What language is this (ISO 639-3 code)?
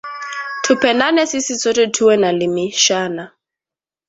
swa